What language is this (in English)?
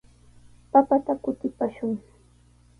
Sihuas Ancash Quechua